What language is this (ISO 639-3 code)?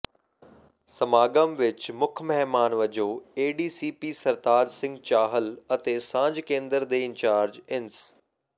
pan